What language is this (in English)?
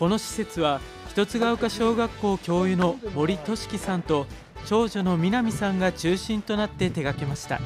Japanese